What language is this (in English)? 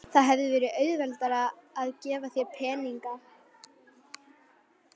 Icelandic